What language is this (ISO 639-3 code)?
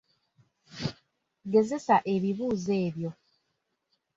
lug